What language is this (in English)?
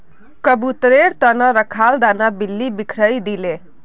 Magahi